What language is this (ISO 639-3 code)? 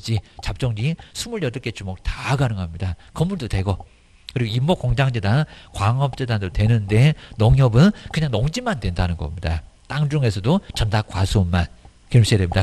kor